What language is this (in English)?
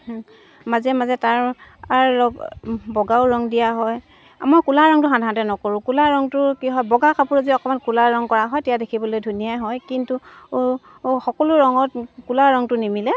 Assamese